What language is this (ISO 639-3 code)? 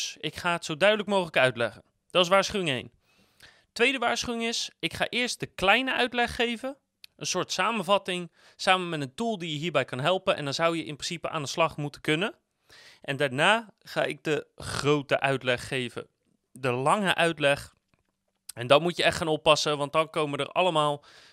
nld